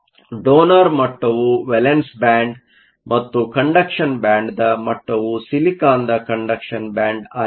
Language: Kannada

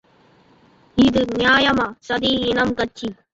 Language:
Tamil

